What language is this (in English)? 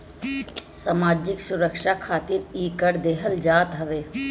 Bhojpuri